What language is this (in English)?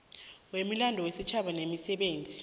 South Ndebele